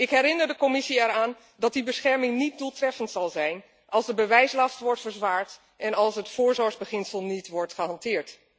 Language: Dutch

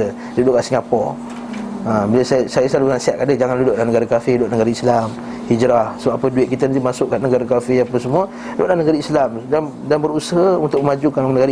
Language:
Malay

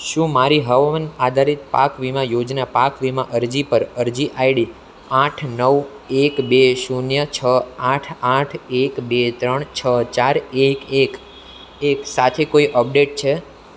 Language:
Gujarati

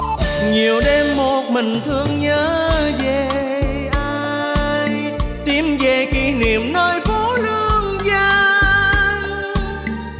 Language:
Vietnamese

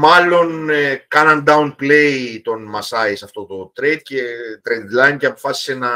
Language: Greek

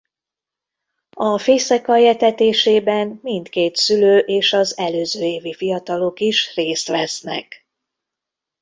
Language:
Hungarian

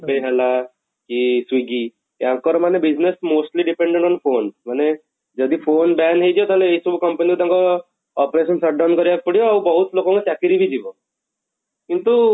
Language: Odia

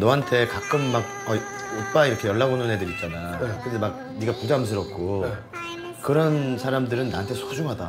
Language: Korean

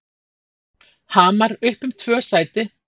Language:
Icelandic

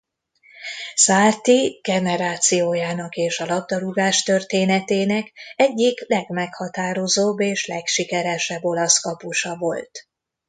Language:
Hungarian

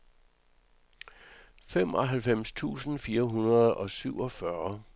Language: Danish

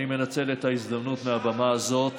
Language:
Hebrew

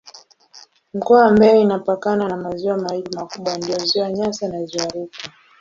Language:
Swahili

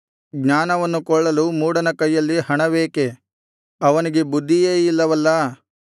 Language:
Kannada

